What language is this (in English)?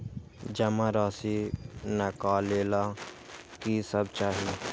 Magahi